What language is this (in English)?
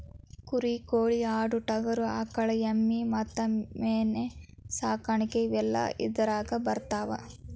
Kannada